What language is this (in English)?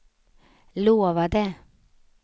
Swedish